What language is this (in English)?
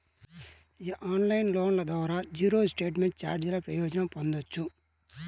Telugu